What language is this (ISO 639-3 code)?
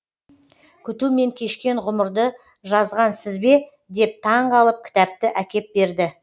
kaz